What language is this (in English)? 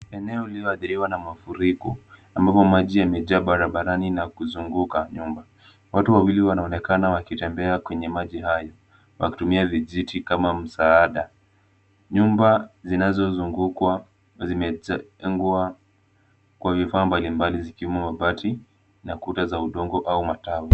Swahili